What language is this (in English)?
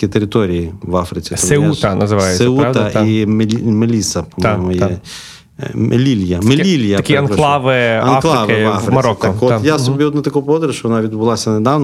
Ukrainian